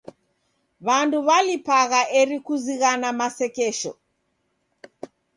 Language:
Taita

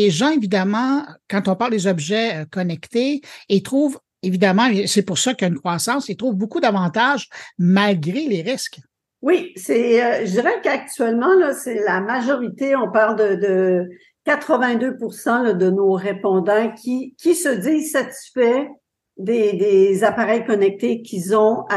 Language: French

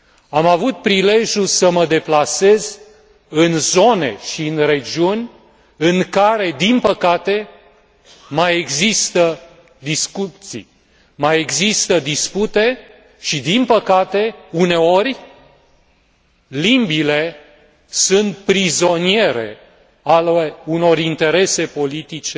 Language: Romanian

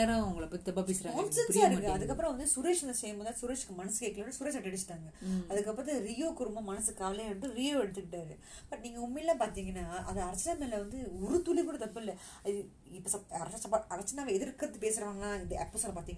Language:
Tamil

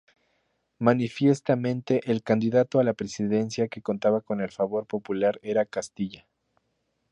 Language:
Spanish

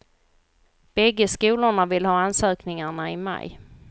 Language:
Swedish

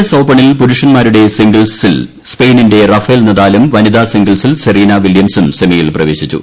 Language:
Malayalam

